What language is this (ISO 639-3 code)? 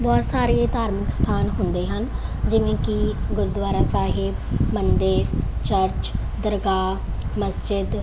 pan